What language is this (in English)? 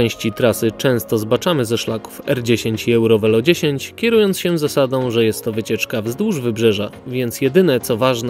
Polish